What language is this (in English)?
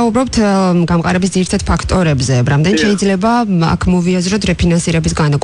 Romanian